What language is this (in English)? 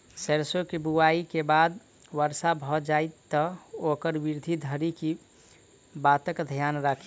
Maithili